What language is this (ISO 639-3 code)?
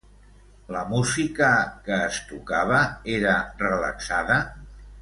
cat